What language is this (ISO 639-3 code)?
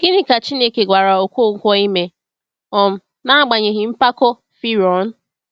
ibo